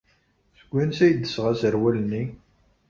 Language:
Kabyle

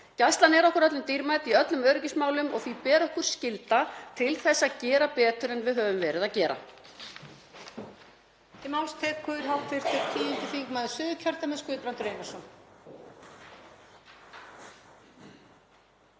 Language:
Icelandic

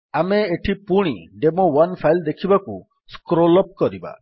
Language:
Odia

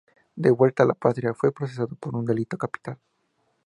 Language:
Spanish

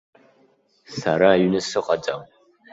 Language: Abkhazian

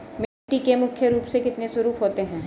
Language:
Hindi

